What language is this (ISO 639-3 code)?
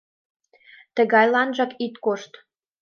chm